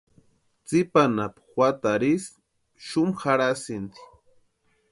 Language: Western Highland Purepecha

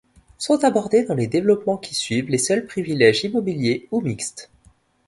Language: French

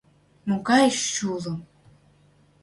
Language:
Mari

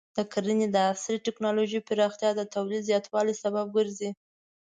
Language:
Pashto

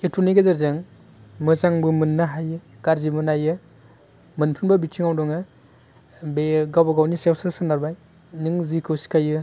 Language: Bodo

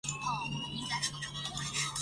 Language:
Chinese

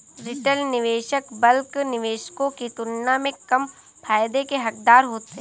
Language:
Hindi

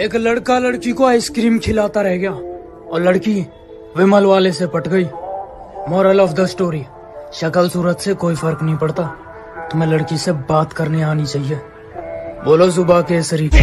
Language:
Hindi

